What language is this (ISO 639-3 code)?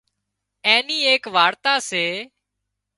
kxp